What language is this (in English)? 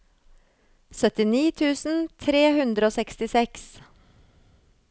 Norwegian